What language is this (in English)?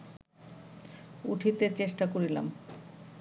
Bangla